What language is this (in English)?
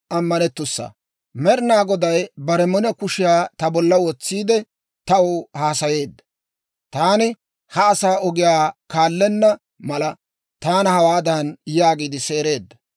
Dawro